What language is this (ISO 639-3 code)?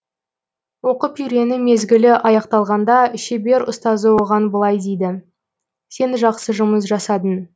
kaz